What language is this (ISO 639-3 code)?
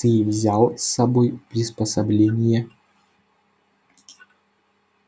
rus